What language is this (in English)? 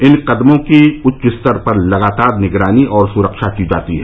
Hindi